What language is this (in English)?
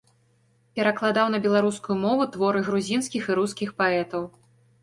Belarusian